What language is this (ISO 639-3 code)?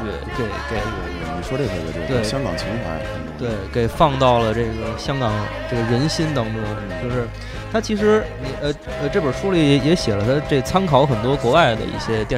zho